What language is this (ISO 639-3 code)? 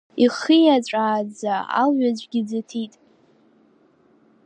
abk